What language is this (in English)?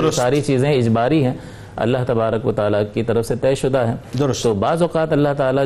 Urdu